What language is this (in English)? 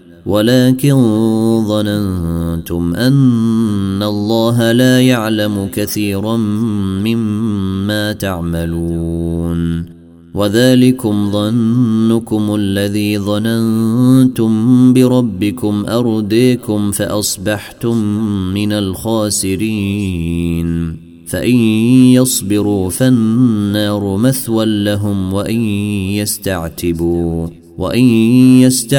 Arabic